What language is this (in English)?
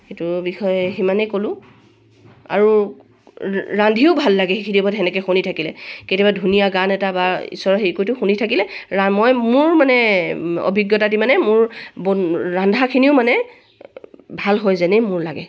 Assamese